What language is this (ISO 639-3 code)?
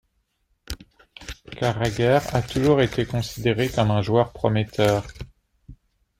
fra